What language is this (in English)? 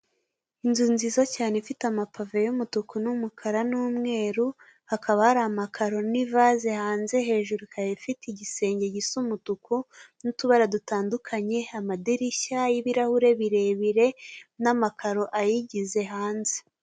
Kinyarwanda